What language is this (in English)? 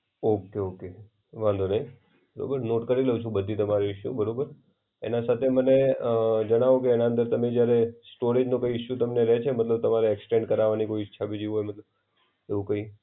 Gujarati